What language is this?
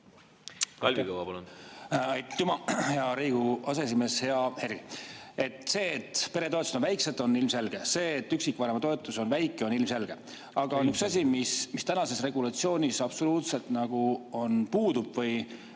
Estonian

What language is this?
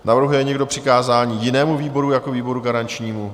Czech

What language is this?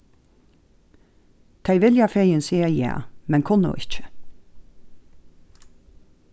Faroese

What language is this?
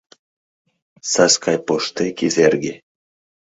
Mari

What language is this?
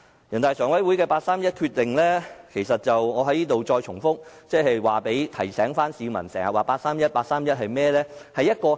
Cantonese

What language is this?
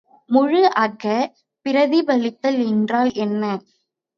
Tamil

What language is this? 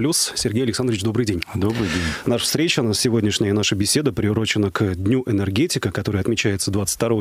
Russian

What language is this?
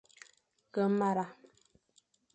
Fang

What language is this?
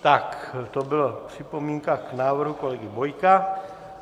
Czech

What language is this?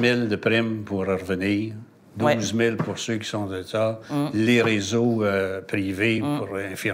French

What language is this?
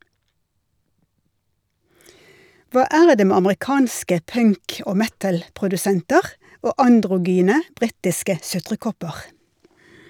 Norwegian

